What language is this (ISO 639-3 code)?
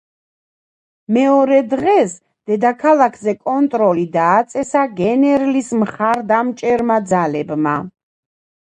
kat